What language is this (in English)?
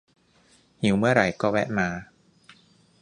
Thai